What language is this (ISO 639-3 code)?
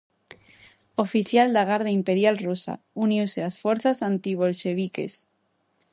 glg